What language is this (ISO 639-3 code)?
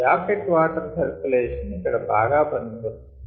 tel